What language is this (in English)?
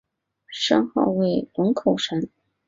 Chinese